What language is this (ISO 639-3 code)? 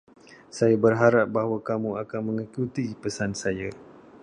msa